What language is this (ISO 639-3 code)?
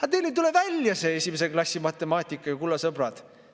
est